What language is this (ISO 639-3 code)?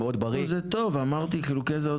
heb